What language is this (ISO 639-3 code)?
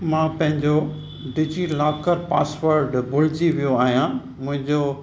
snd